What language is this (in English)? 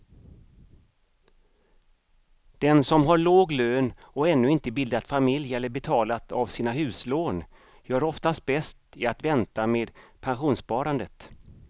Swedish